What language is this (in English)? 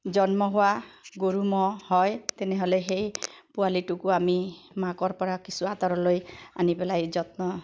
Assamese